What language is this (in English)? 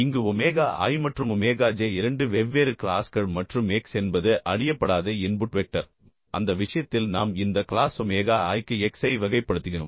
Tamil